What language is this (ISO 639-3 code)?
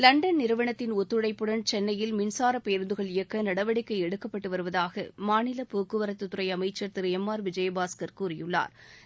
tam